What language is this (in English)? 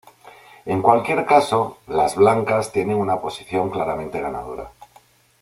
Spanish